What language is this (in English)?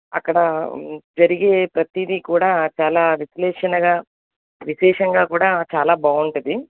Telugu